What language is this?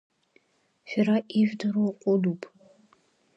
Abkhazian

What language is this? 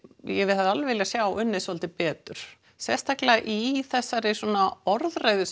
Icelandic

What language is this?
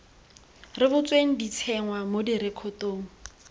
Tswana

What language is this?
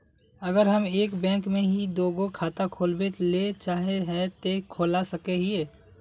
Magahi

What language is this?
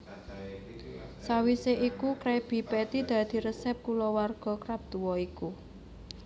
Javanese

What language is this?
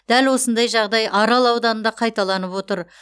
Kazakh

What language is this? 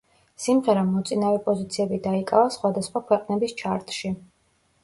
Georgian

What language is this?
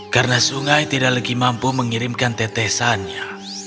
Indonesian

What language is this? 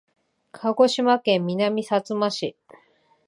Japanese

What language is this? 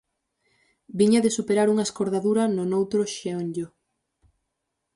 Galician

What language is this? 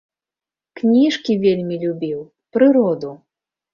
Belarusian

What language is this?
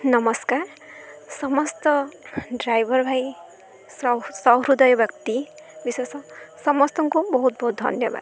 Odia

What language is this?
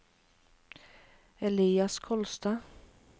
Norwegian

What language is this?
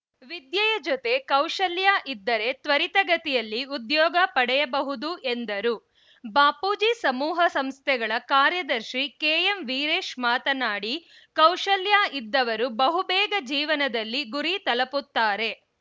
Kannada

